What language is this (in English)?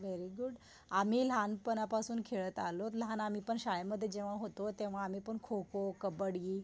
Marathi